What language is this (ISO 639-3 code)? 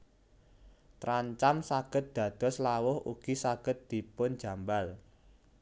jav